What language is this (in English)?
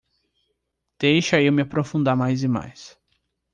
Portuguese